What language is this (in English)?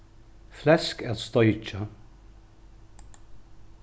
Faroese